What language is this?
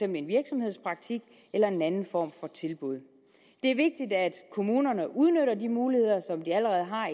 Danish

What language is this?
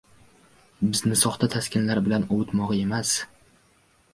Uzbek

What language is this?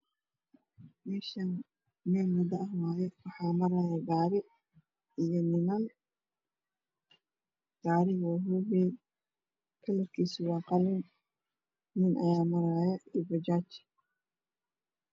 Somali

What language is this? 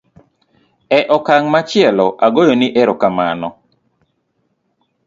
Luo (Kenya and Tanzania)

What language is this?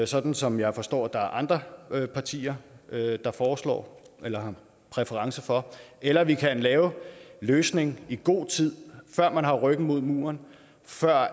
Danish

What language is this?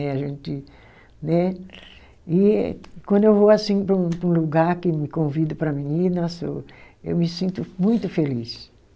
Portuguese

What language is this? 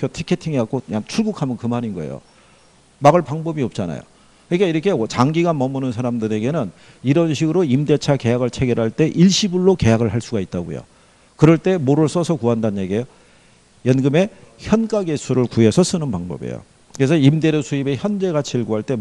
Korean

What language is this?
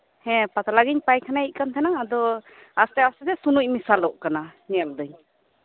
Santali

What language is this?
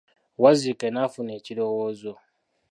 Ganda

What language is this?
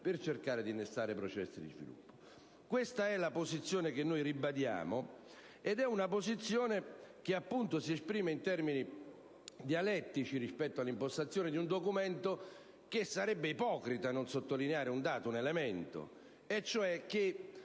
Italian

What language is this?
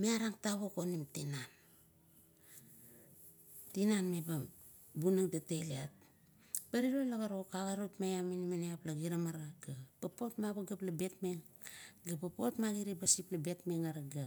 Kuot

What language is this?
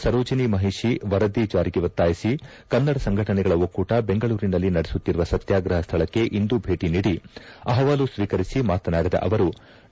Kannada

